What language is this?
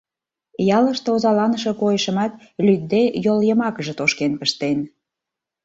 Mari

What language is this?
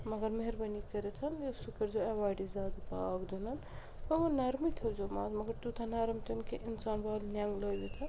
Kashmiri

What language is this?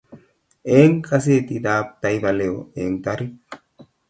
Kalenjin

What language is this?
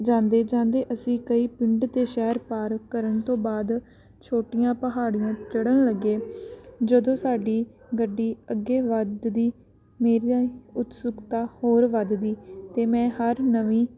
Punjabi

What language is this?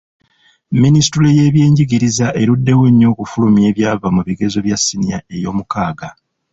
Ganda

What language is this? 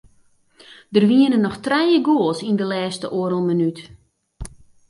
Western Frisian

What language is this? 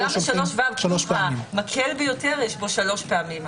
Hebrew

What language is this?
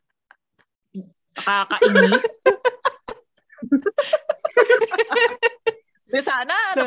Filipino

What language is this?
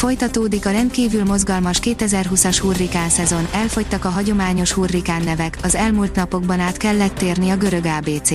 Hungarian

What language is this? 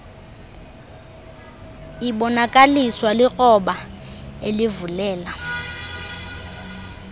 Xhosa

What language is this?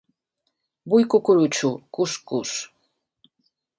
Catalan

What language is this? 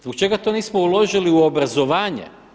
Croatian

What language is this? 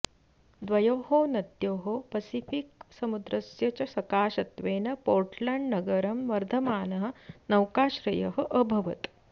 Sanskrit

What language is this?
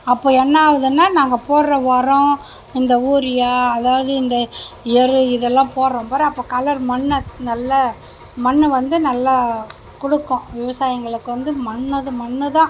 Tamil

